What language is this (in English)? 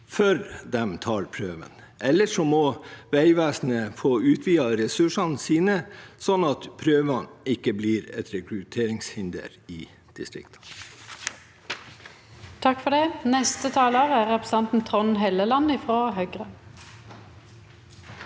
Norwegian